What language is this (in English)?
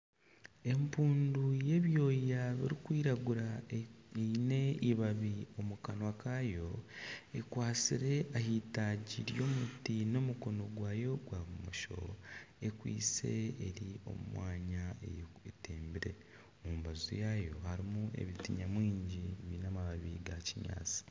Nyankole